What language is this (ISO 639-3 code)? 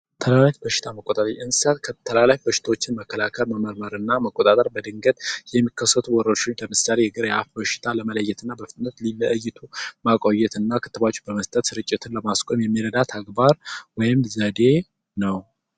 amh